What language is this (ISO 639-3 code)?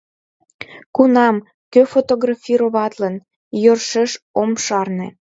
chm